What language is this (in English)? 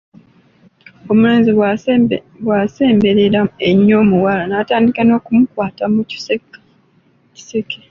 Ganda